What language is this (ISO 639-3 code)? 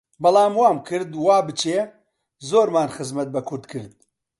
ckb